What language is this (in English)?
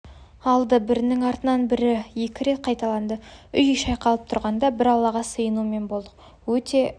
Kazakh